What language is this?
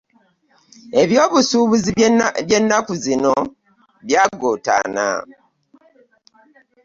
Ganda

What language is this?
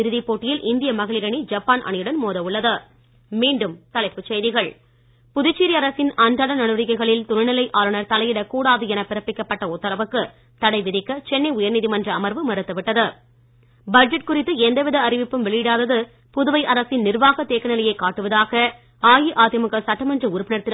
Tamil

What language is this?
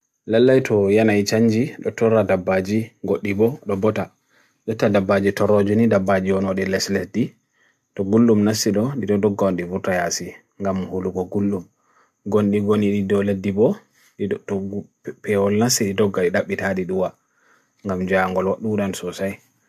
Bagirmi Fulfulde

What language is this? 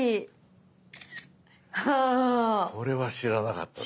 Japanese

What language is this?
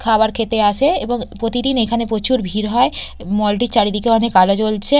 Bangla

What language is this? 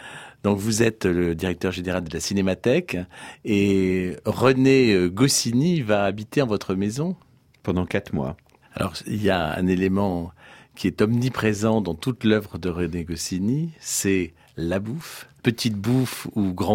French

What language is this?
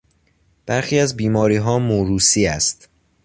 Persian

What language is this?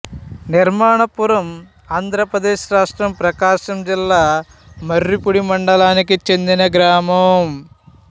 Telugu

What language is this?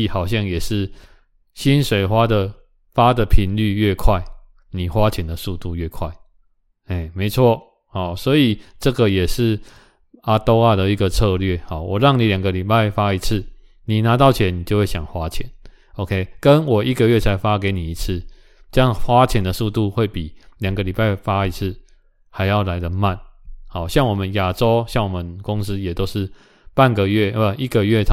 Chinese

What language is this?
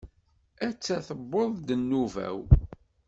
Kabyle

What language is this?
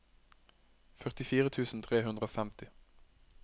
Norwegian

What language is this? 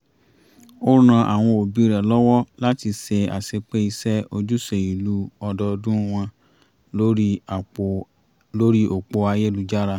Yoruba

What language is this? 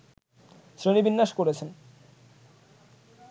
Bangla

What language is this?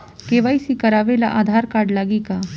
Bhojpuri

